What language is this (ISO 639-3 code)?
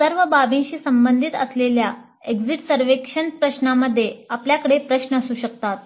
mar